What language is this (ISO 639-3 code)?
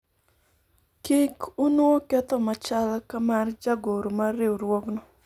luo